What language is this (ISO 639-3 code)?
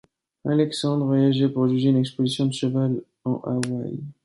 fra